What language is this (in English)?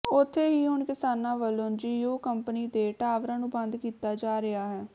Punjabi